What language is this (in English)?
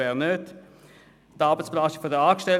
Swiss German